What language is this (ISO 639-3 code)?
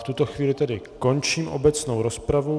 ces